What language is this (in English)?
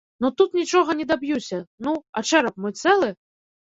Belarusian